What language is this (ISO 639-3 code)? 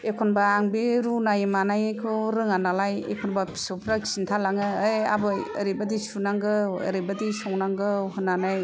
brx